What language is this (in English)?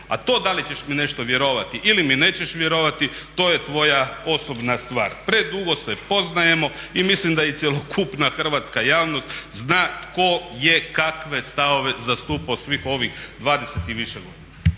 Croatian